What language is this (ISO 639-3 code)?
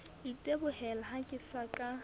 sot